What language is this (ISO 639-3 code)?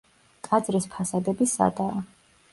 kat